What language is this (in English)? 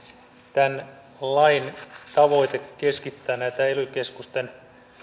Finnish